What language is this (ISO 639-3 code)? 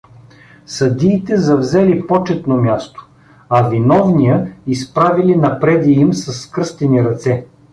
bul